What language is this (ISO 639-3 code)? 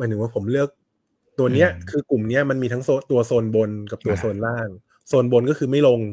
tha